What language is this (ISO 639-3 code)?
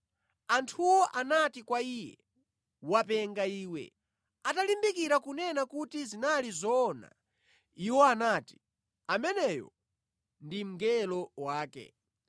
nya